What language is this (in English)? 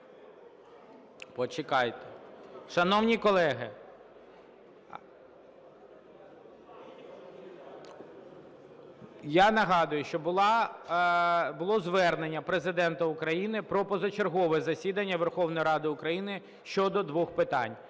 Ukrainian